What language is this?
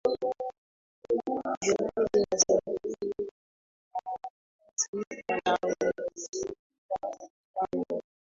Swahili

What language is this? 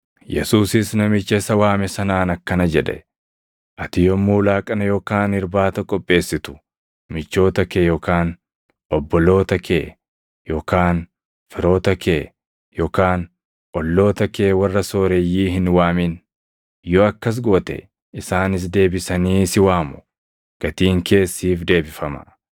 Oromo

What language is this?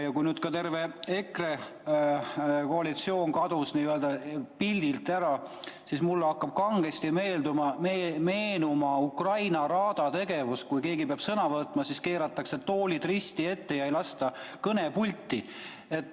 Estonian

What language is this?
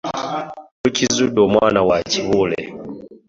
Ganda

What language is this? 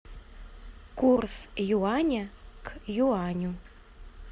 Russian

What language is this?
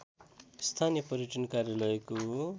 Nepali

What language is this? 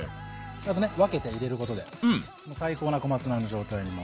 Japanese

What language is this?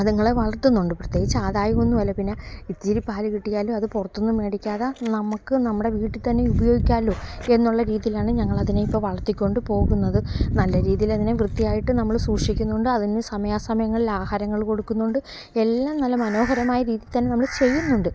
Malayalam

